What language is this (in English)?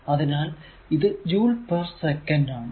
Malayalam